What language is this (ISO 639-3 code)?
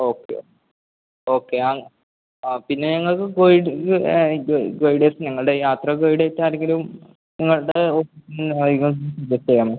mal